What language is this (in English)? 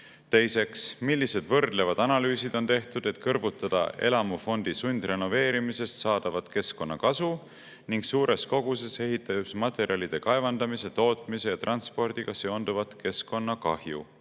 Estonian